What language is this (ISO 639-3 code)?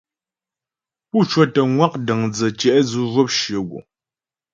bbj